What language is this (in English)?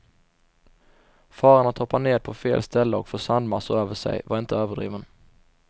Swedish